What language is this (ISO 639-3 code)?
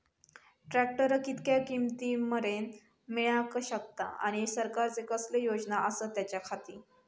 mar